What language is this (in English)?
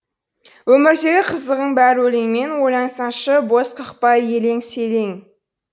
Kazakh